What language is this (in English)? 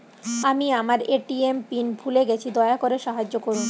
Bangla